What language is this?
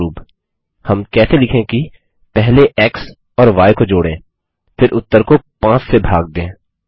Hindi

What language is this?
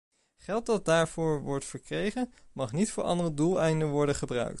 Dutch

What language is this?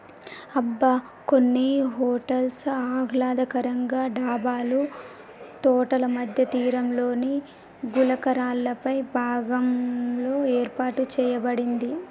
Telugu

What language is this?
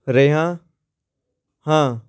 Punjabi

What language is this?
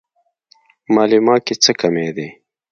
Pashto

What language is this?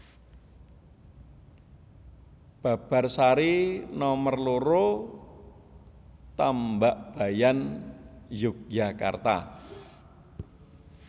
Javanese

